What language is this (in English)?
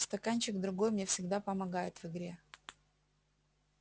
Russian